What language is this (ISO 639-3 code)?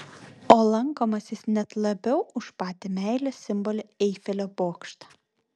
lit